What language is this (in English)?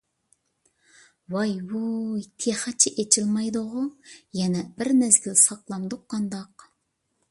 Uyghur